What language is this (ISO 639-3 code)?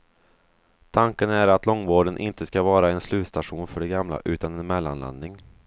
swe